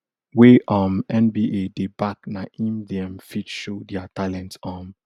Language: Nigerian Pidgin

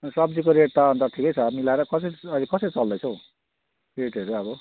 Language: Nepali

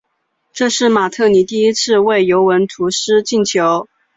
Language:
Chinese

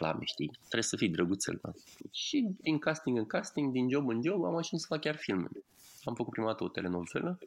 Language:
Romanian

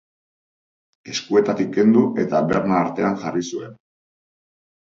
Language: Basque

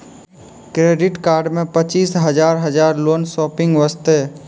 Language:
Maithili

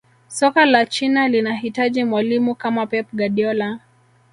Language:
Swahili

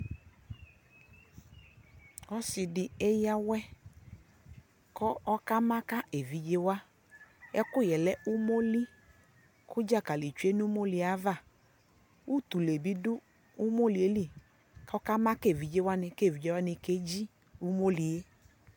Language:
Ikposo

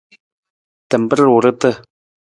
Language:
Nawdm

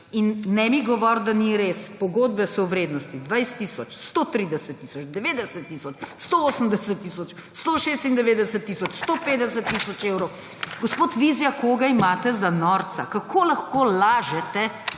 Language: Slovenian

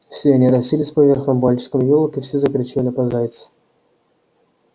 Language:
Russian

